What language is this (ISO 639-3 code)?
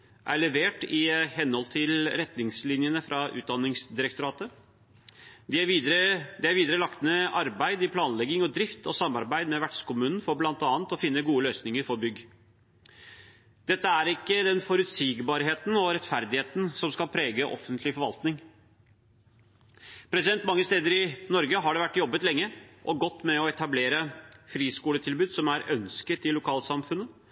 nob